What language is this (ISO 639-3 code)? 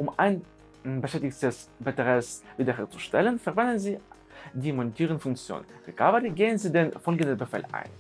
deu